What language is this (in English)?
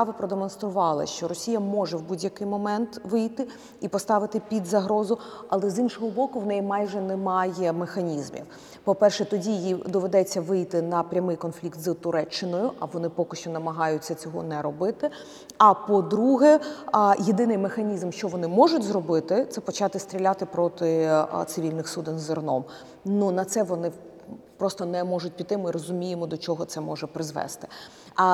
Ukrainian